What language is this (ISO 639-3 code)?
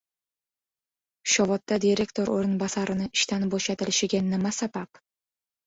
uzb